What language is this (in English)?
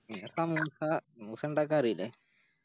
Malayalam